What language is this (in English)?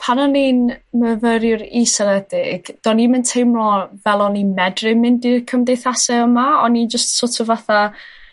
Welsh